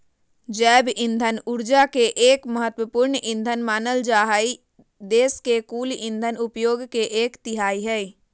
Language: Magahi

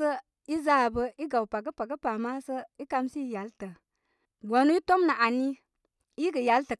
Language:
Koma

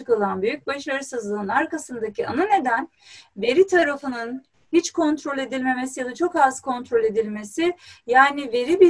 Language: Turkish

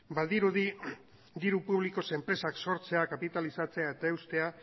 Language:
Basque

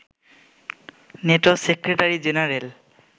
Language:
Bangla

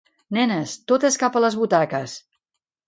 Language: Catalan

